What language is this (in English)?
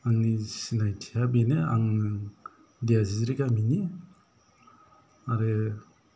Bodo